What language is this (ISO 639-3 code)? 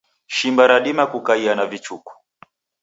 dav